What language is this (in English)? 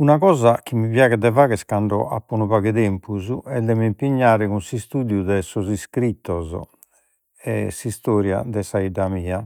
Sardinian